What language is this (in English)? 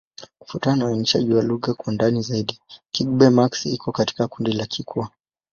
Swahili